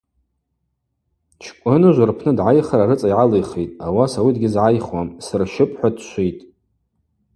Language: Abaza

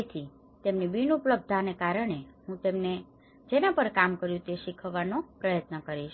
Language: Gujarati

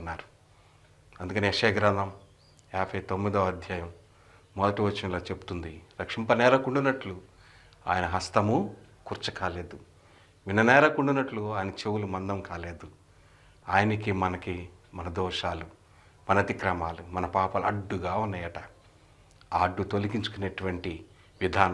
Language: Telugu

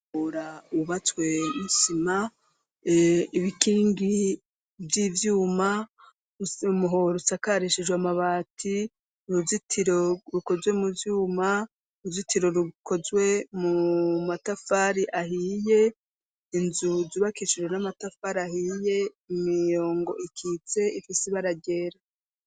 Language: Rundi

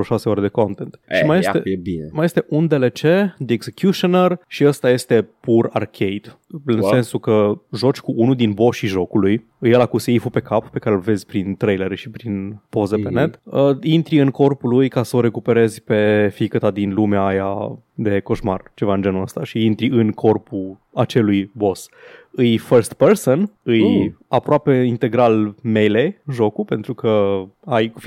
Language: Romanian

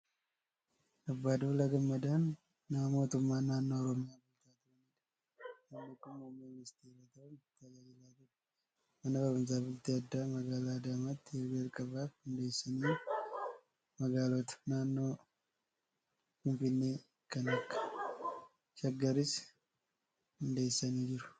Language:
Oromo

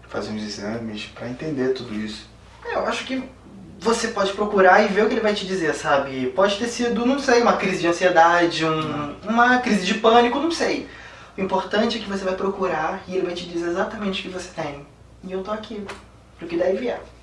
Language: Portuguese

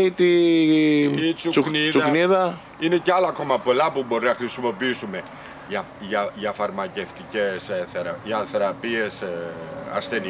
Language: Greek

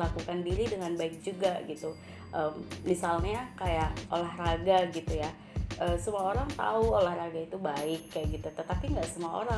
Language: Indonesian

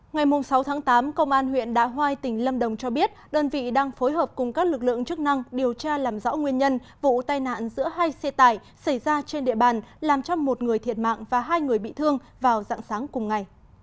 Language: Vietnamese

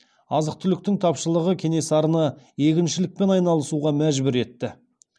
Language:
Kazakh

